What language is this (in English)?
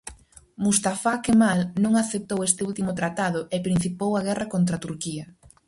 Galician